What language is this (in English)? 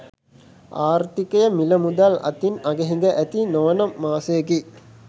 Sinhala